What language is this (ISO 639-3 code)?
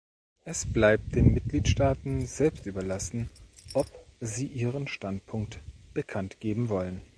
deu